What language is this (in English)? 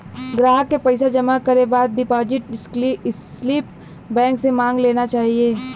Bhojpuri